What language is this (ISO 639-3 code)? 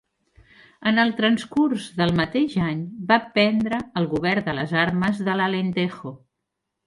cat